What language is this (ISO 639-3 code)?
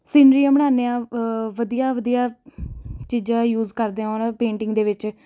pan